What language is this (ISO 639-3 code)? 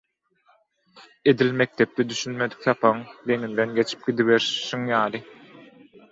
tuk